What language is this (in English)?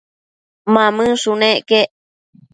Matsés